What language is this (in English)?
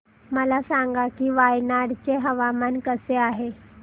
Marathi